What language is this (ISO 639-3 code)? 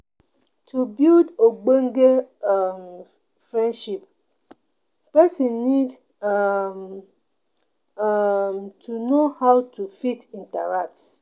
pcm